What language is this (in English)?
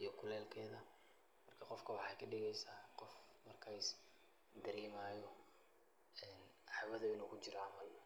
Somali